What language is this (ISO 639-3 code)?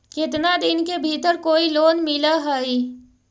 mag